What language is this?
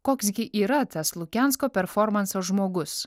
Lithuanian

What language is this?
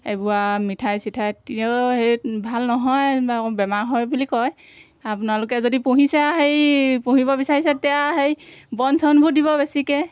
Assamese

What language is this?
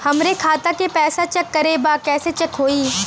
Bhojpuri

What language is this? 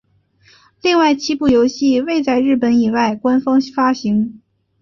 Chinese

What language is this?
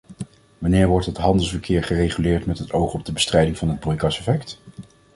Dutch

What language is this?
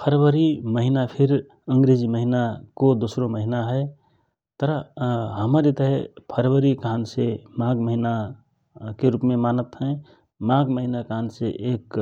Rana Tharu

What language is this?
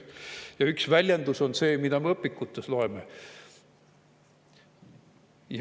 Estonian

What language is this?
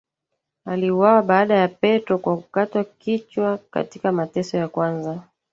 Swahili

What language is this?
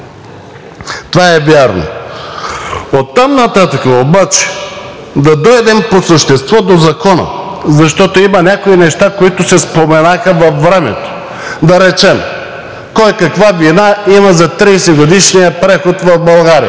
Bulgarian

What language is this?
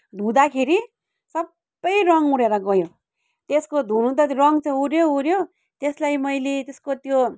Nepali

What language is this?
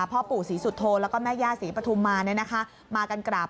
Thai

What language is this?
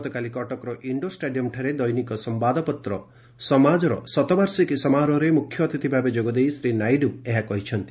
Odia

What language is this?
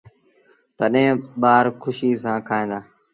Sindhi Bhil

